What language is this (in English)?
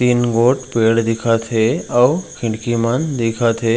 Chhattisgarhi